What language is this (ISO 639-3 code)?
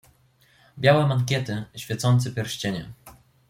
pol